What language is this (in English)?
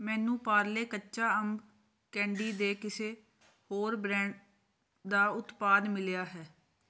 Punjabi